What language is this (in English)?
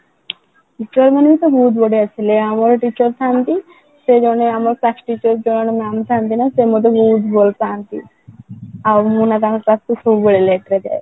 Odia